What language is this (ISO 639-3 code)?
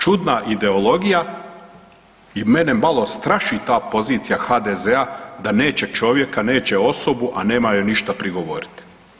hrv